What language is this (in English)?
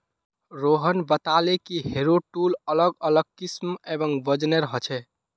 Magahi